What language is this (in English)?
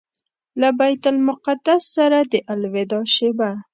Pashto